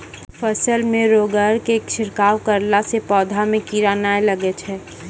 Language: Maithili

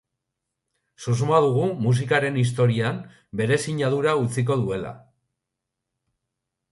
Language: Basque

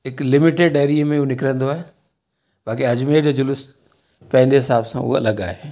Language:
Sindhi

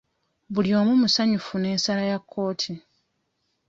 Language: Ganda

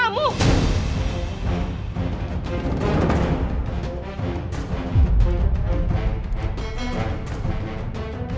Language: Indonesian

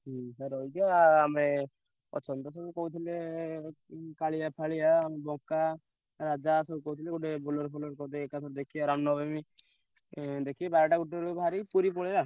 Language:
Odia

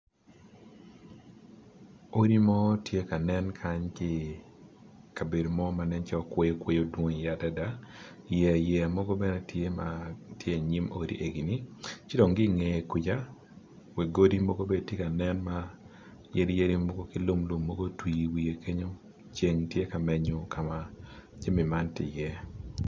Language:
Acoli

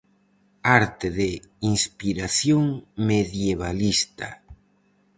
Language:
Galician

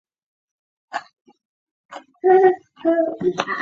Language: Chinese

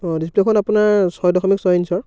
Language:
Assamese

